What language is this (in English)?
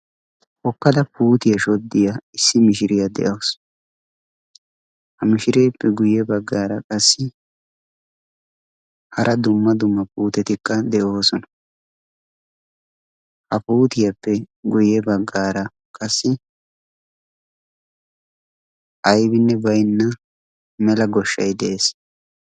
Wolaytta